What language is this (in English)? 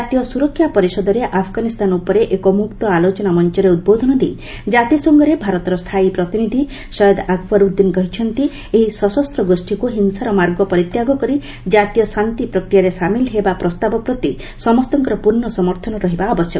Odia